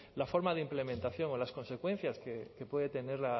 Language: Spanish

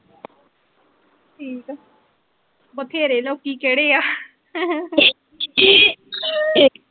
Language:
Punjabi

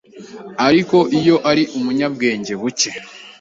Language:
Kinyarwanda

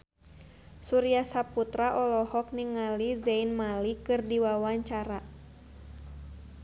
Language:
Sundanese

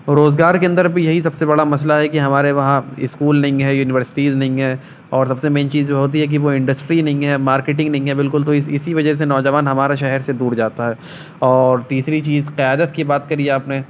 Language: Urdu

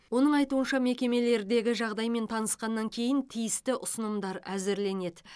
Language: Kazakh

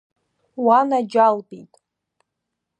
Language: Abkhazian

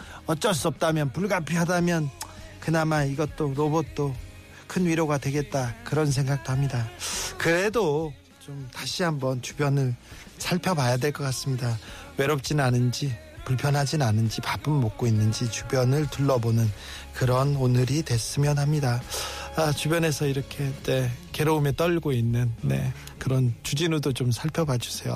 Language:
Korean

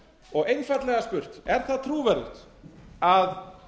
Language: Icelandic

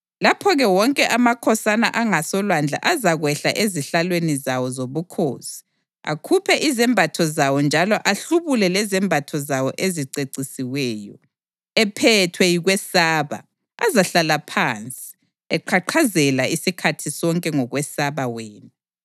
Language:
North Ndebele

